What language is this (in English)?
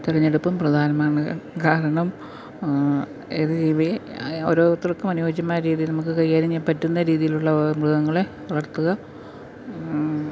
Malayalam